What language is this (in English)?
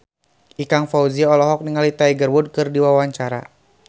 Sundanese